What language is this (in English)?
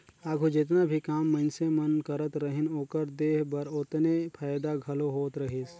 Chhattisgarhi